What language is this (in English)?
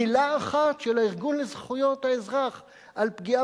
Hebrew